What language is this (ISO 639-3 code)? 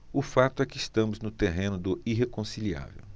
por